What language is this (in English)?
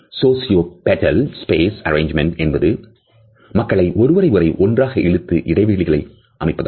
Tamil